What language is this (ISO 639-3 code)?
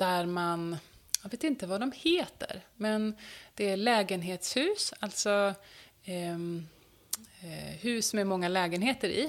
swe